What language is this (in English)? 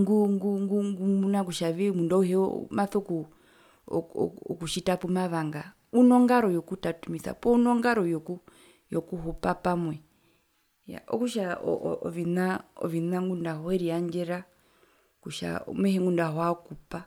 Herero